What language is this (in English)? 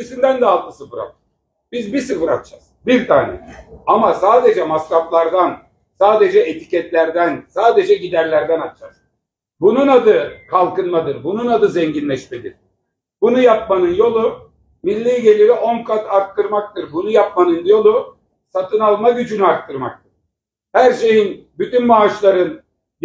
Turkish